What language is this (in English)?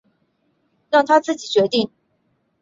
Chinese